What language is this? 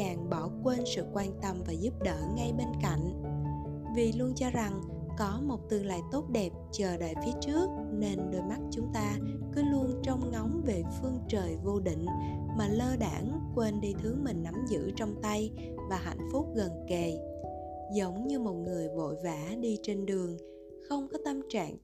Vietnamese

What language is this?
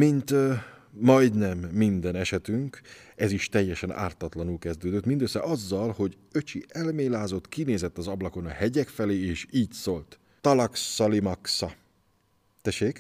Hungarian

